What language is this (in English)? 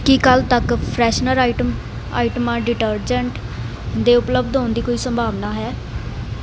Punjabi